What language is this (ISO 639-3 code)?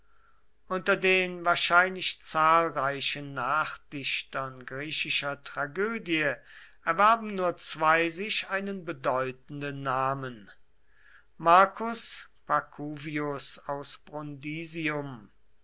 deu